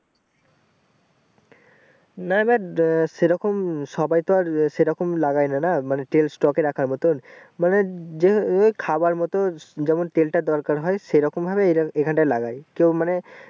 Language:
Bangla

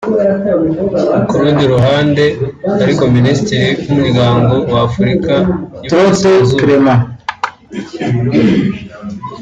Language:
Kinyarwanda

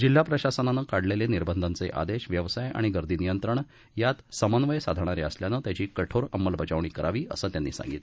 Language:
Marathi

